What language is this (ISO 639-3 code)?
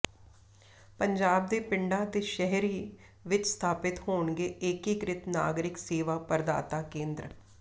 pan